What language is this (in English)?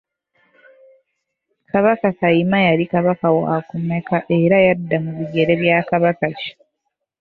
Ganda